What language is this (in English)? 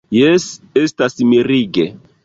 Esperanto